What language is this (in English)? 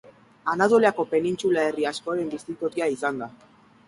Basque